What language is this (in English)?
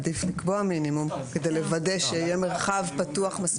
Hebrew